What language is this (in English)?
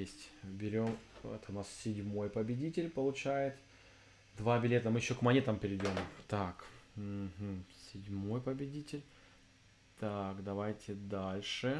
Russian